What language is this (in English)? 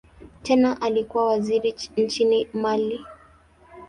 Swahili